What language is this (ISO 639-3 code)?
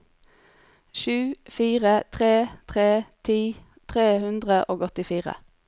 nor